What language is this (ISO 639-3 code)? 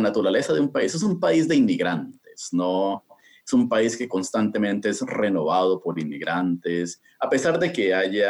spa